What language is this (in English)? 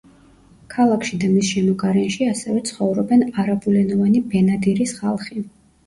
Georgian